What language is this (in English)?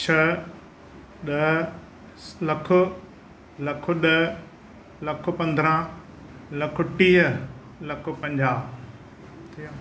Sindhi